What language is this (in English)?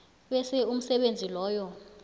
South Ndebele